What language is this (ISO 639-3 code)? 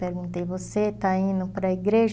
por